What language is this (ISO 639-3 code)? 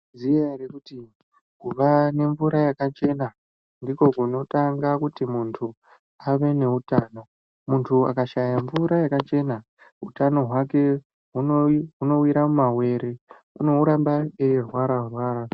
ndc